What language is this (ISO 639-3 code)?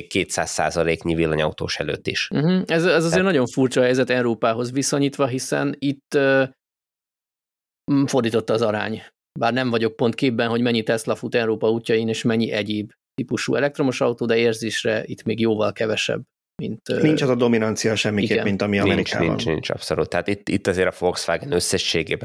hun